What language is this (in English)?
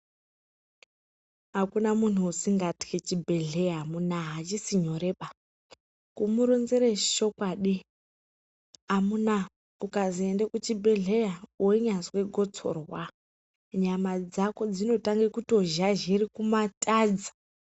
Ndau